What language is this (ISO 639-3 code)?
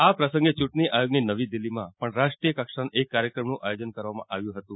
guj